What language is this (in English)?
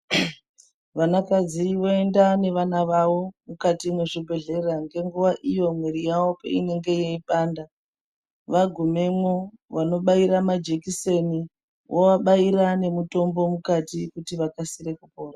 Ndau